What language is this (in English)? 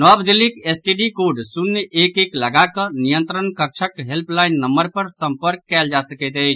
Maithili